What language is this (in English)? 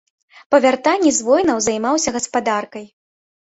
Belarusian